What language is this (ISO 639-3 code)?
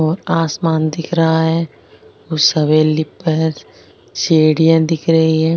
raj